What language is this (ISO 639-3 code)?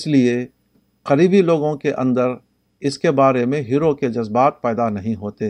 urd